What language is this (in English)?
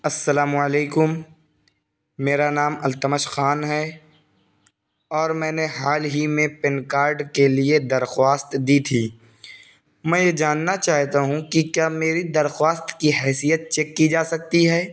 Urdu